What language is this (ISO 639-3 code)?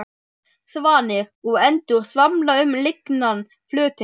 isl